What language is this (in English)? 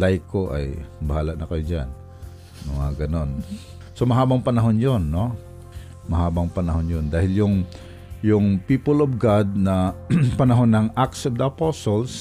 Filipino